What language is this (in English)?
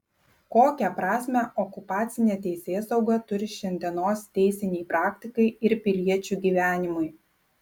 Lithuanian